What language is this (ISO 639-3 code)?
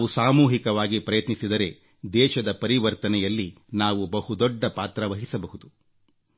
kan